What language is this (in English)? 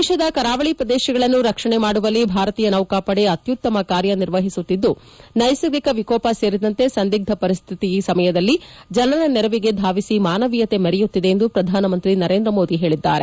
Kannada